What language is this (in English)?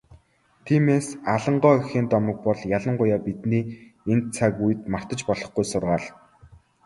Mongolian